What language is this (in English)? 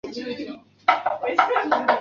Chinese